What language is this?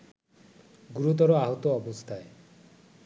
Bangla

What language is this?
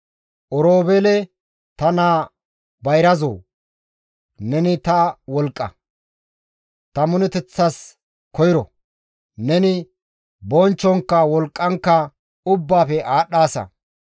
Gamo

